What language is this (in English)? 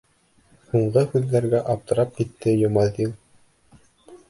Bashkir